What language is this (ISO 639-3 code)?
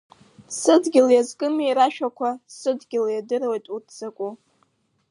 abk